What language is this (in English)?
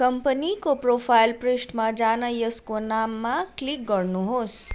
Nepali